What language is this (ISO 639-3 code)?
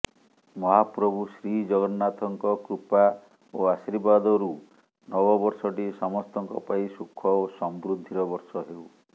ori